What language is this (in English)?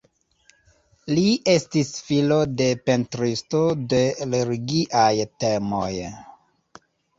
Esperanto